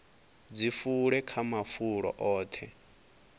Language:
Venda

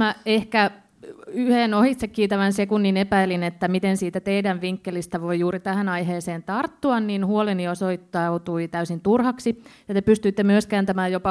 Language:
Finnish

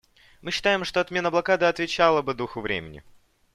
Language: Russian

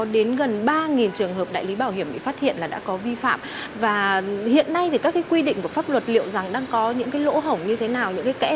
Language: Vietnamese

